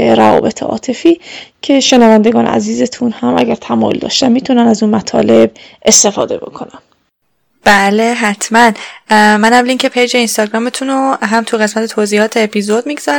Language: Persian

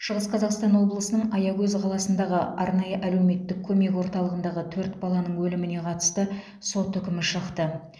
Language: Kazakh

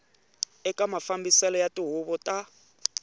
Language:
Tsonga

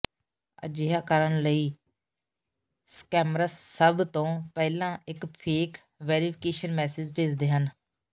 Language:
Punjabi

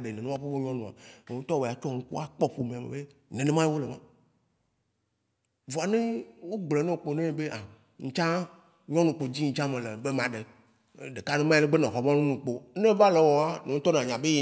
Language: Waci Gbe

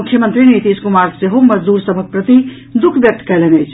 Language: Maithili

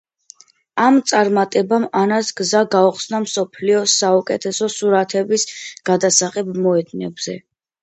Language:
Georgian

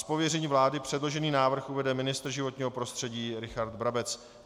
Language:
Czech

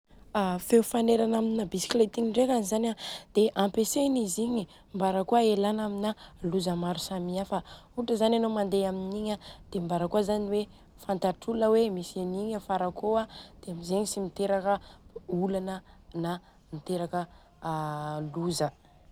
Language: Southern Betsimisaraka Malagasy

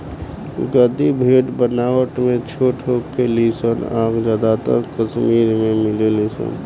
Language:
Bhojpuri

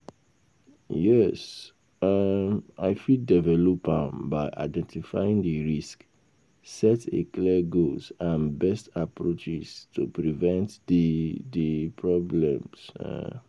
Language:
Nigerian Pidgin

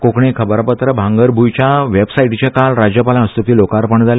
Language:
Konkani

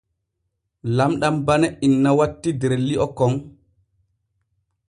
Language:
Borgu Fulfulde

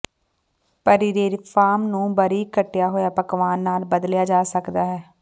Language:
Punjabi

